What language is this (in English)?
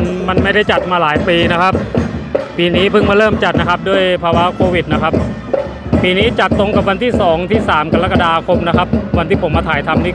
Thai